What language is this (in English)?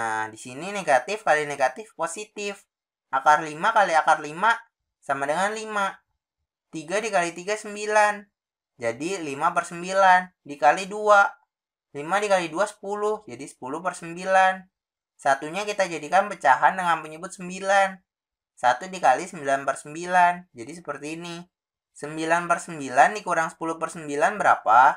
Indonesian